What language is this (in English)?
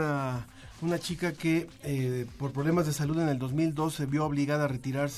Spanish